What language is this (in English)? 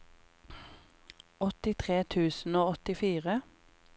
Norwegian